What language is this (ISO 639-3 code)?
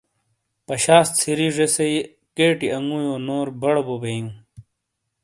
scl